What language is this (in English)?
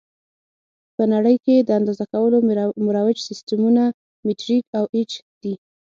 Pashto